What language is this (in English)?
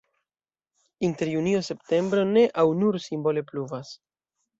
Esperanto